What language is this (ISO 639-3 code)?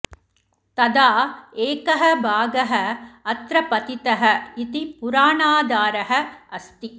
san